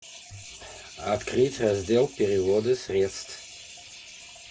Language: Russian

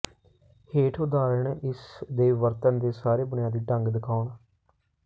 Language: Punjabi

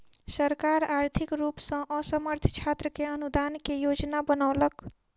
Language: Maithili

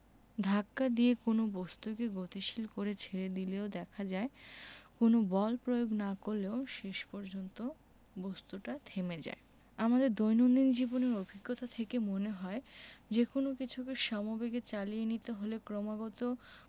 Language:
Bangla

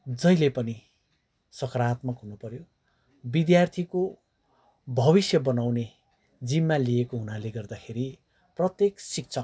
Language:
Nepali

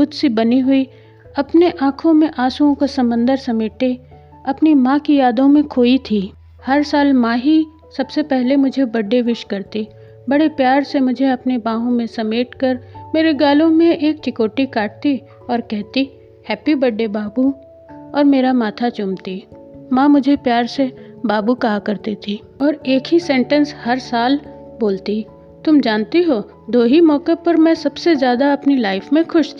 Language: Hindi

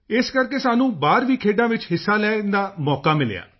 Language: Punjabi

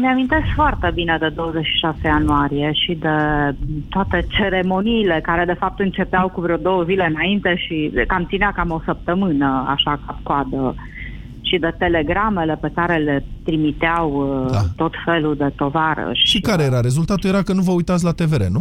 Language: Romanian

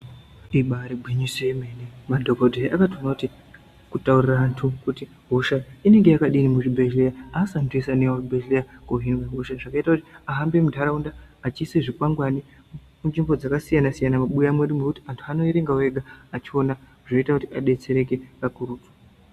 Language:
Ndau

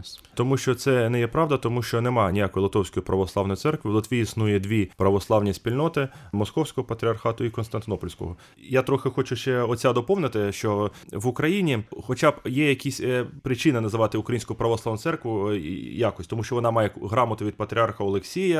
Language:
Ukrainian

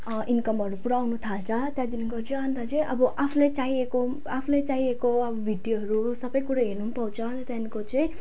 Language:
Nepali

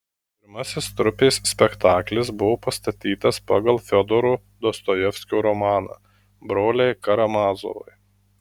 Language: Lithuanian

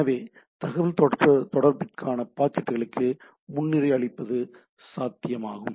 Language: Tamil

